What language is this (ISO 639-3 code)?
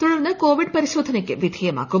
mal